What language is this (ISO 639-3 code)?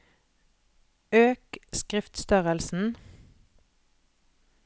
nor